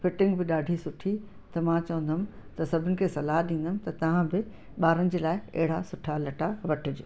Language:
Sindhi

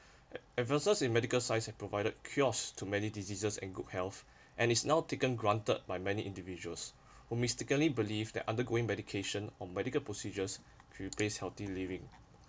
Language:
English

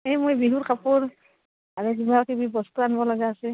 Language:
Assamese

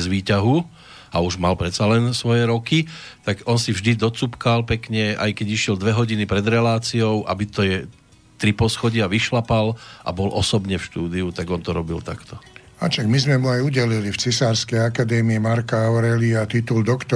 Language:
Slovak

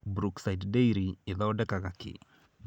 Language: Kikuyu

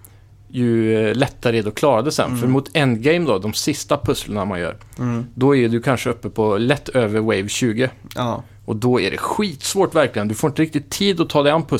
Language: Swedish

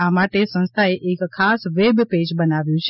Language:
Gujarati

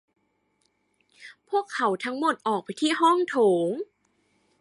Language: Thai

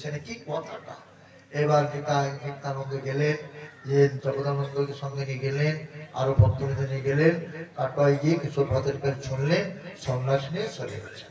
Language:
Korean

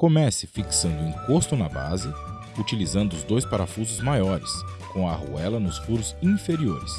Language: Portuguese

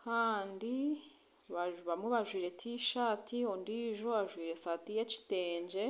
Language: Nyankole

